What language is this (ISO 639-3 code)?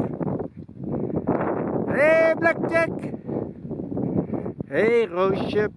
nld